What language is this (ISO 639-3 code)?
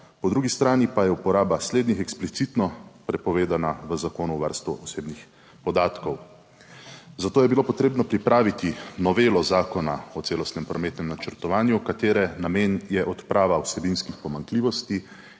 slv